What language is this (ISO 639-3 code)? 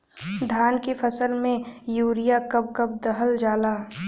bho